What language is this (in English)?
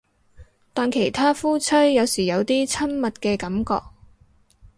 Cantonese